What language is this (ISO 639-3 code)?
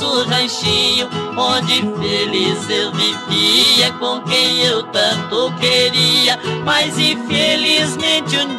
por